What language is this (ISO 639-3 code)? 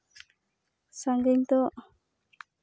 sat